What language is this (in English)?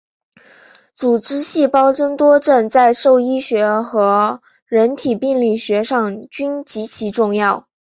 Chinese